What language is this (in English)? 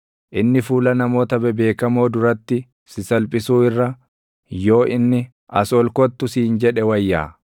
Oromo